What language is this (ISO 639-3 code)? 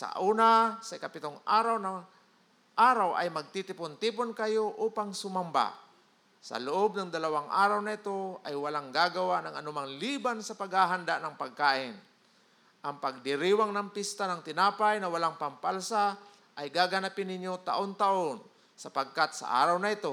fil